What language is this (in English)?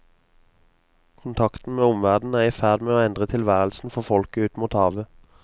Norwegian